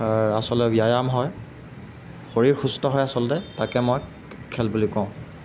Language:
Assamese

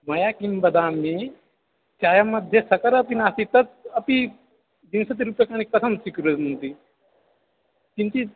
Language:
Sanskrit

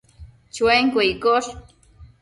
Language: Matsés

